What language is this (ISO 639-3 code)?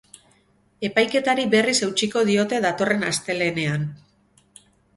eus